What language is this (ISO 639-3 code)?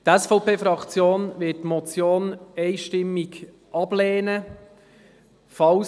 gsw